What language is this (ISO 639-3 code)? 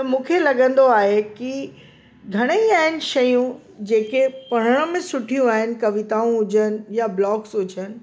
snd